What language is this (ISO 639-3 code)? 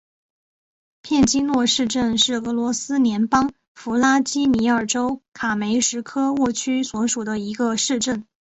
zho